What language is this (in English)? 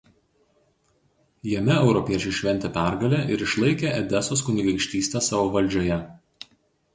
Lithuanian